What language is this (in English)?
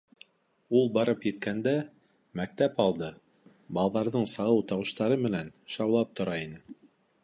Bashkir